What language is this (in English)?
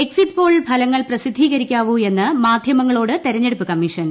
Malayalam